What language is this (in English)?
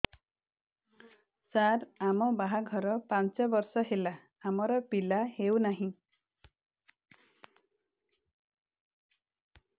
Odia